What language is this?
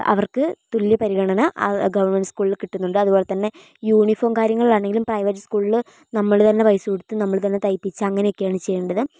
Malayalam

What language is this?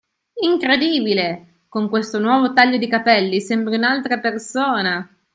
Italian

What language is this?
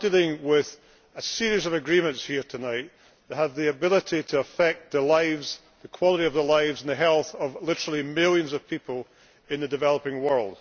English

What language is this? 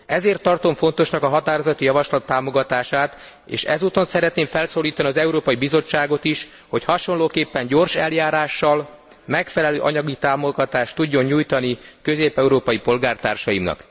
Hungarian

